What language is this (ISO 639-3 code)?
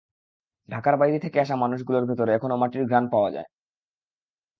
ben